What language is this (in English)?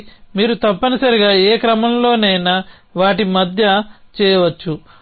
Telugu